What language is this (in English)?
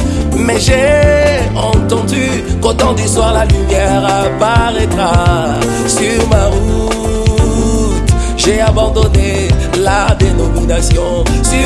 French